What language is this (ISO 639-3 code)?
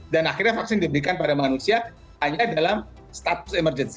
ind